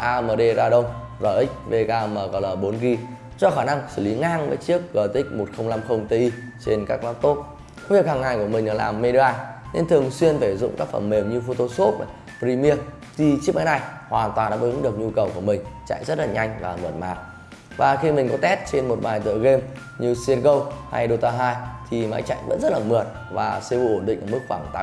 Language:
Vietnamese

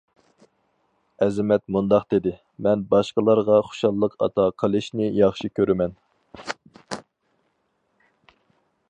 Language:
Uyghur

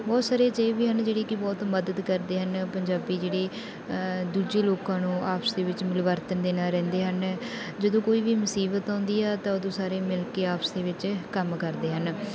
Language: Punjabi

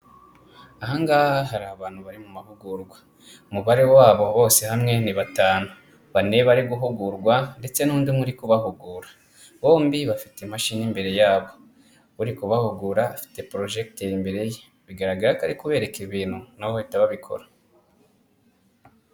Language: Kinyarwanda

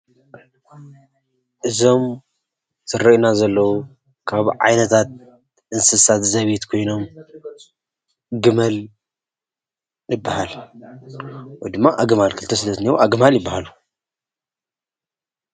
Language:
Tigrinya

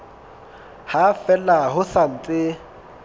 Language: Southern Sotho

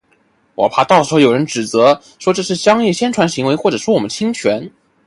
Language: Chinese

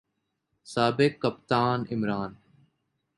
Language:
Urdu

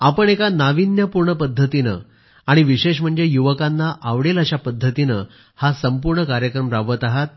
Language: Marathi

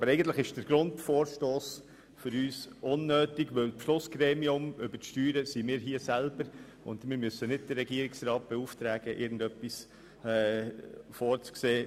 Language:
Swiss German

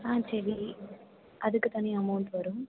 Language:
Tamil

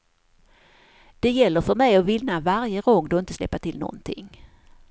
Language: Swedish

